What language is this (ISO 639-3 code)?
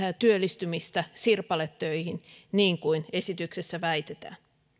fin